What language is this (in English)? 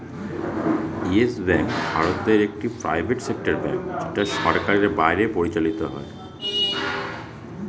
Bangla